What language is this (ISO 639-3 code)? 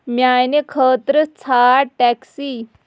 kas